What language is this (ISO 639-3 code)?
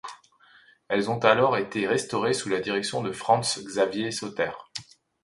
fra